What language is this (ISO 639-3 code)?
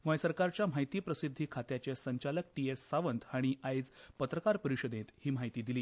kok